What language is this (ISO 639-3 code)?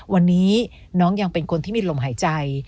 tha